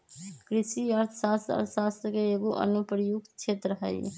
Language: Magahi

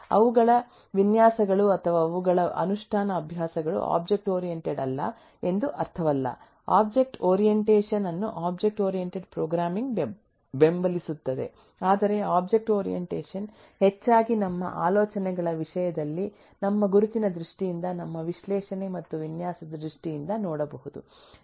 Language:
Kannada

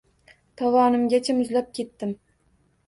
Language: Uzbek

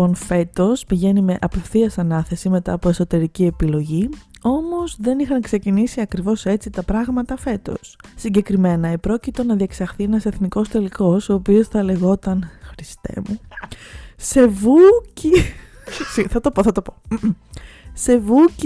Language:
Greek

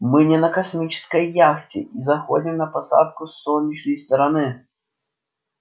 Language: Russian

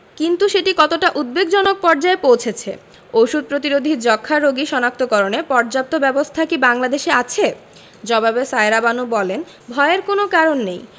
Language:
Bangla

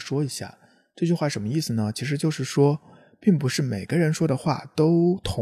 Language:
Chinese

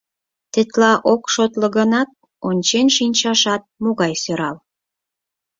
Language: Mari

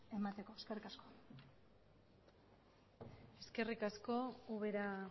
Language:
Basque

